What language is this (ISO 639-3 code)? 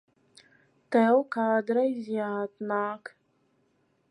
lav